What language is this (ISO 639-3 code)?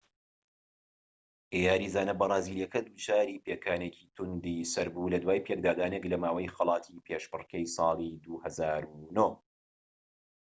ckb